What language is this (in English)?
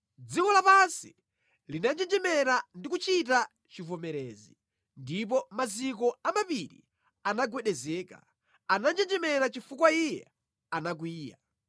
Nyanja